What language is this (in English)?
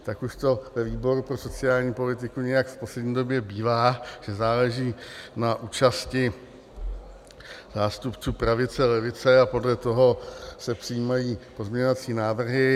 Czech